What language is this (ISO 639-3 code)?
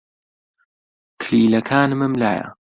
ckb